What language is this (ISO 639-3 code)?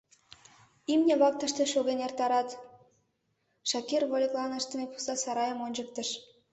chm